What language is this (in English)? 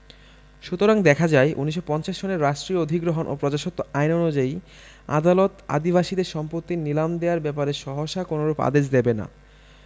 Bangla